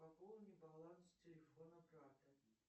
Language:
Russian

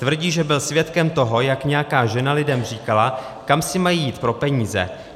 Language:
Czech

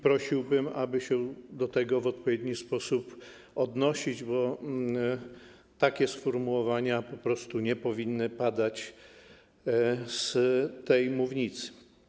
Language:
Polish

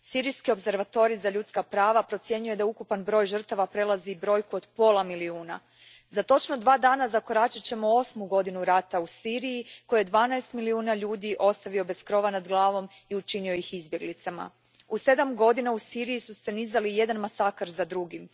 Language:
Croatian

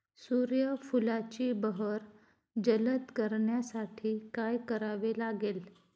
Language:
Marathi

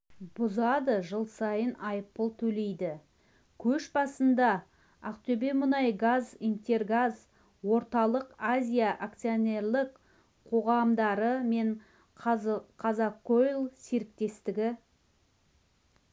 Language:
Kazakh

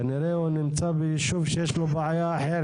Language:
Hebrew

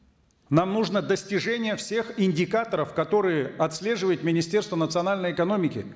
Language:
Kazakh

